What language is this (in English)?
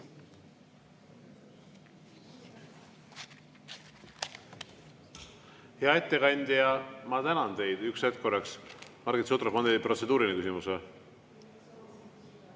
Estonian